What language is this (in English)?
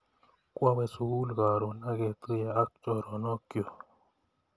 Kalenjin